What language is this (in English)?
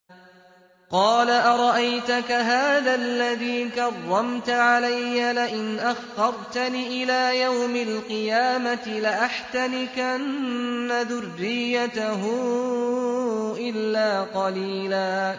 Arabic